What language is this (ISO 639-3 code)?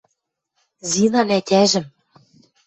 mrj